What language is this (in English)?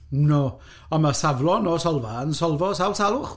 Welsh